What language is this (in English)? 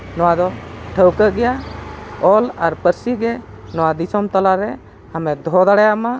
Santali